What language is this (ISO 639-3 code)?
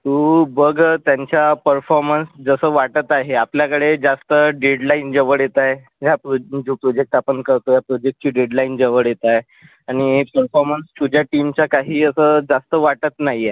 mar